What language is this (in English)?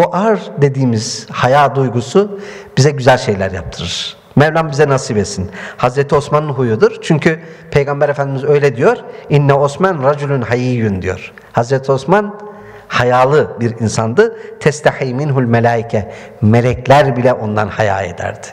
Turkish